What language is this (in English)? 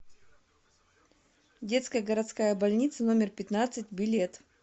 Russian